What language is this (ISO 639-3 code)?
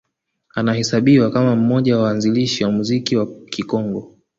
swa